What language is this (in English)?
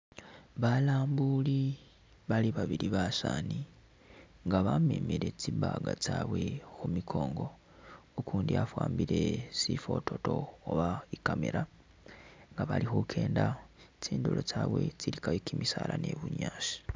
Masaaba